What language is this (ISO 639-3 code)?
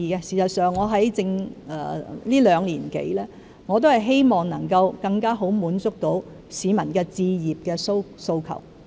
yue